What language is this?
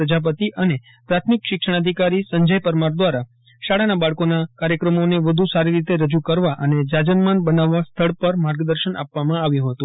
Gujarati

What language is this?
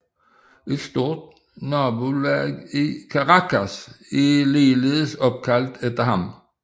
Danish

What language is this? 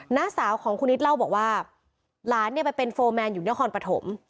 Thai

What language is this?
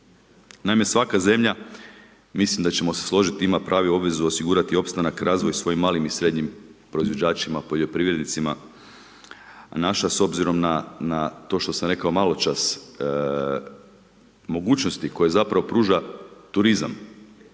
Croatian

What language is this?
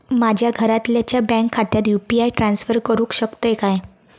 Marathi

